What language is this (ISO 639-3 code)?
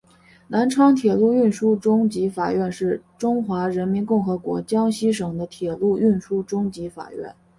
zho